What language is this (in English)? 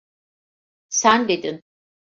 Turkish